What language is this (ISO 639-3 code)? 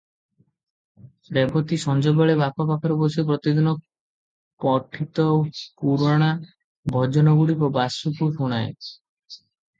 ori